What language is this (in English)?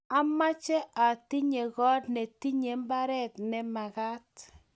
Kalenjin